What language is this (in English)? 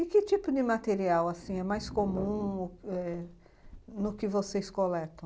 Portuguese